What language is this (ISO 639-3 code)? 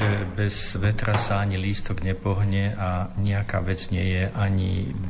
slk